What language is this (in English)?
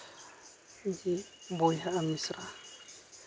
Santali